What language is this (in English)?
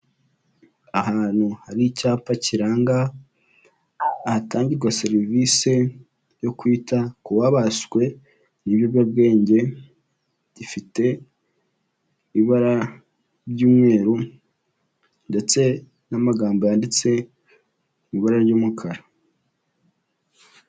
Kinyarwanda